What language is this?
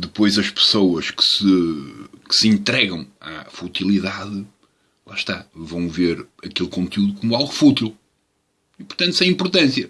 Portuguese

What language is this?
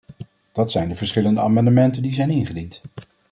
Dutch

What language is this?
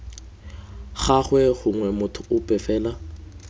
Tswana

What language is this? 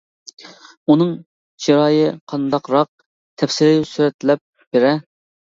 Uyghur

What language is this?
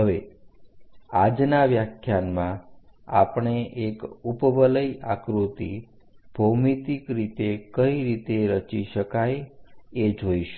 Gujarati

